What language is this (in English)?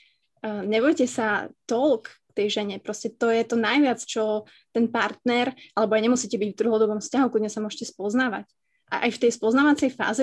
Slovak